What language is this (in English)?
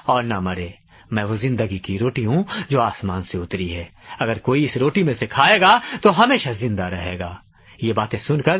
Urdu